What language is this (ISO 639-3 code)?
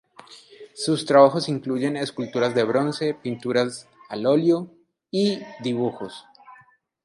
spa